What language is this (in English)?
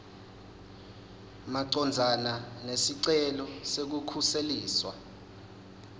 Swati